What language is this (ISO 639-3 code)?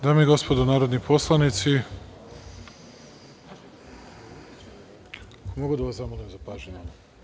srp